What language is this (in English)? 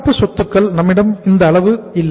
Tamil